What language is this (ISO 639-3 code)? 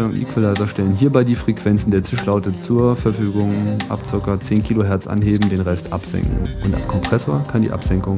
deu